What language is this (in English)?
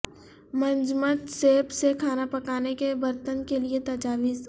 Urdu